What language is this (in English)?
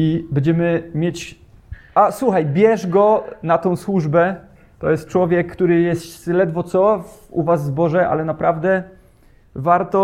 Polish